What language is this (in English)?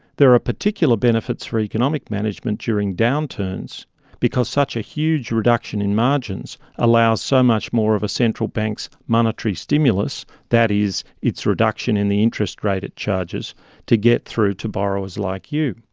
English